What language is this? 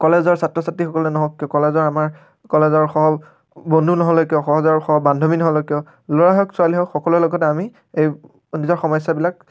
Assamese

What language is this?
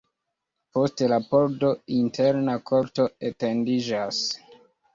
Esperanto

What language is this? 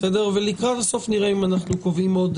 Hebrew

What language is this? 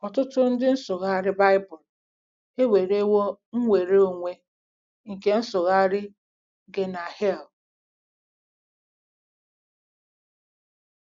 Igbo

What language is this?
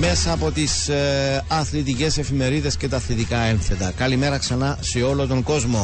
Greek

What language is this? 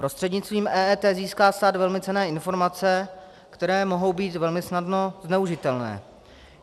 Czech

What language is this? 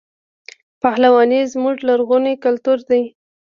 Pashto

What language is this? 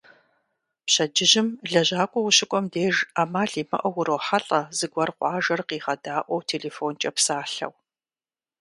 Kabardian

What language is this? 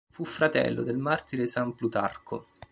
Italian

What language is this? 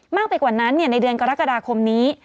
Thai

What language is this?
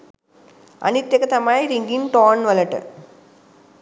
Sinhala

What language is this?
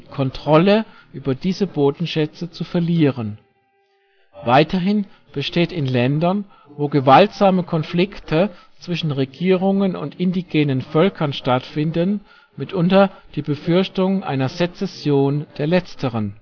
German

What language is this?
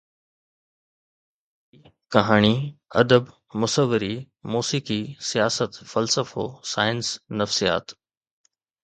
Sindhi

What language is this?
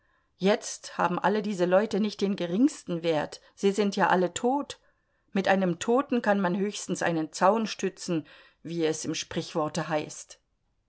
German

